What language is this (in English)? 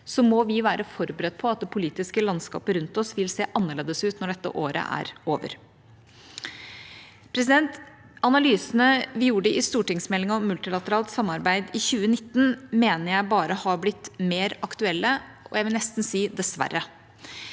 Norwegian